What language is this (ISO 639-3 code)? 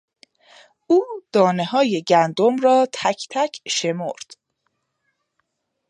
fas